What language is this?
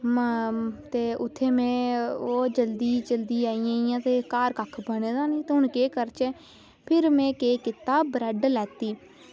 Dogri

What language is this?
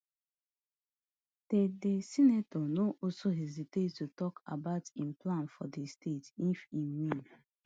Nigerian Pidgin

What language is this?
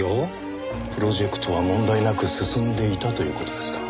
Japanese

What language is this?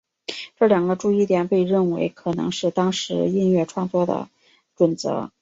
Chinese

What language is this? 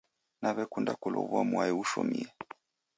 Taita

